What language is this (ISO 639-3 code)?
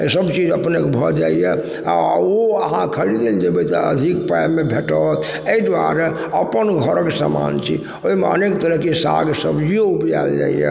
mai